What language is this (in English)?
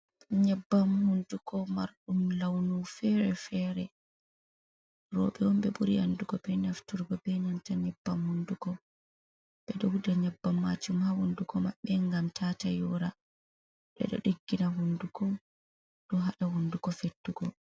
Fula